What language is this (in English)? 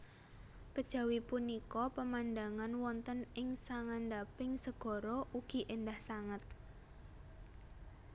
Javanese